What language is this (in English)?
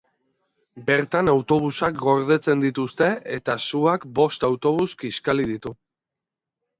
Basque